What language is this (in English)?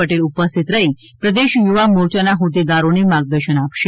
Gujarati